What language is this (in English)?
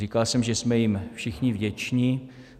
Czech